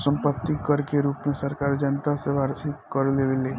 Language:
Bhojpuri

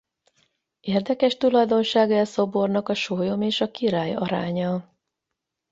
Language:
Hungarian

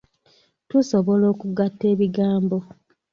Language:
Ganda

